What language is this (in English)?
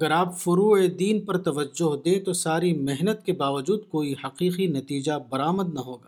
Urdu